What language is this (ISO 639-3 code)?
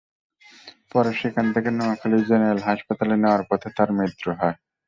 ben